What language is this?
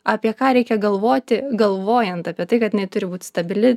Lithuanian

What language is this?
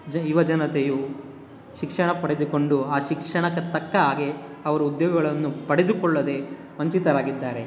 Kannada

